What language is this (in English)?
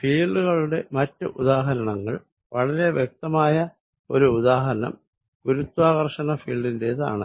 Malayalam